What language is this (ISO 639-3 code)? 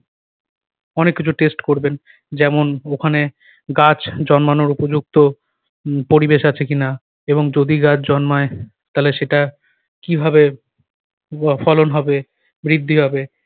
ben